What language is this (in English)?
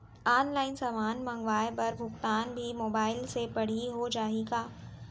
Chhattisgarhi